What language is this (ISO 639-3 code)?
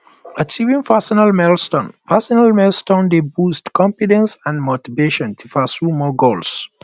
pcm